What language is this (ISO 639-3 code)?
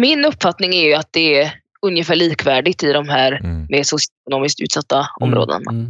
swe